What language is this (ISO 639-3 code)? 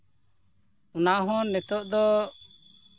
sat